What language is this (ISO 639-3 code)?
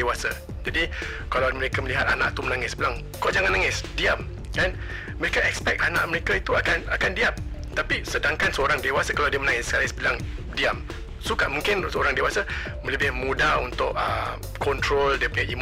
msa